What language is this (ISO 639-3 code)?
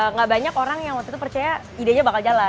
ind